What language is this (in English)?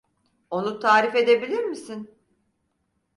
Turkish